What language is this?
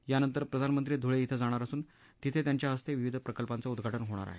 Marathi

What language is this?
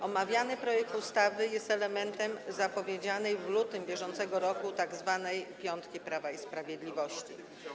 Polish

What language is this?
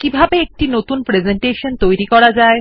Bangla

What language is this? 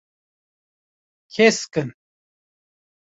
Kurdish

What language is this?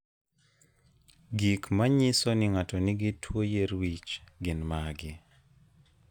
Luo (Kenya and Tanzania)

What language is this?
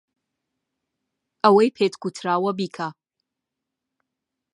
Central Kurdish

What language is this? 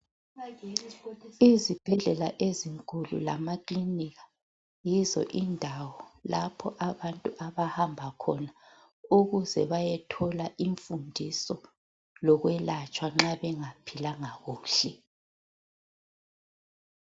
North Ndebele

